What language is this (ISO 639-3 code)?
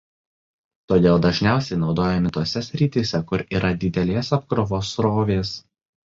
lit